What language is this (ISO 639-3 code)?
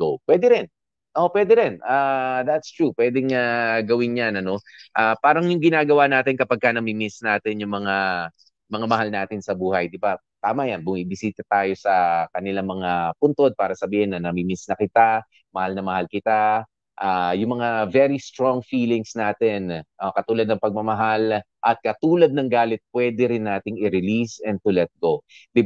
fil